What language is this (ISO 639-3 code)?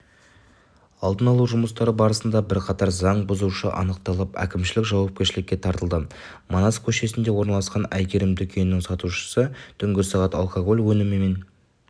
kaz